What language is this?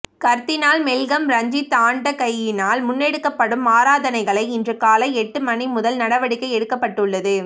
Tamil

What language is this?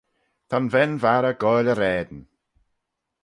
Manx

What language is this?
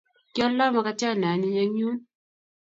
Kalenjin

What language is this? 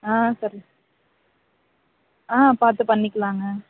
Tamil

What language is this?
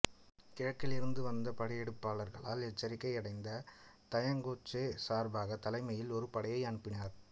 Tamil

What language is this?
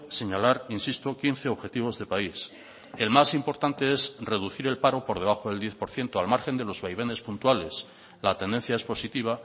Spanish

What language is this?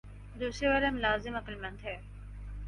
Urdu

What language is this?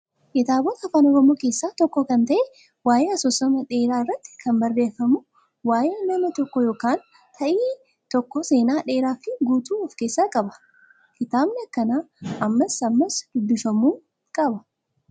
Oromo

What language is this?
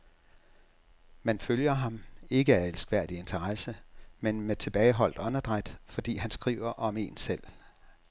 Danish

